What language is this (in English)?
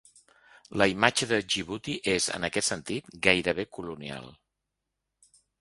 Catalan